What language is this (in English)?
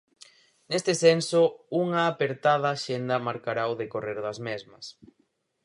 Galician